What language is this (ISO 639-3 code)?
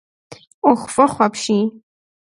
kbd